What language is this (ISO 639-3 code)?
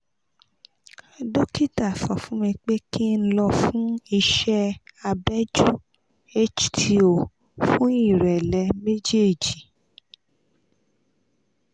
yor